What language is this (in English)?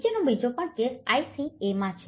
Gujarati